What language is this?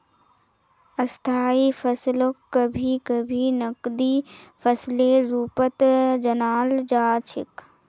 Magahi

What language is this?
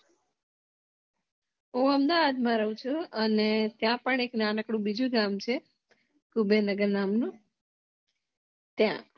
Gujarati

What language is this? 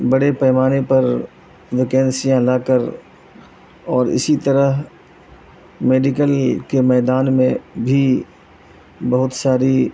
Urdu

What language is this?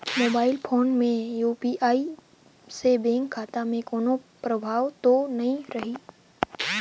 Chhattisgarhi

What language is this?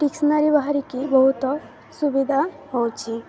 Odia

